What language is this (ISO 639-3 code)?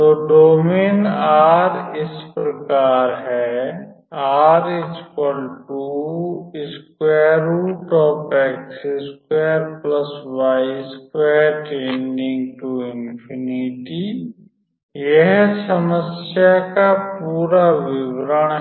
hin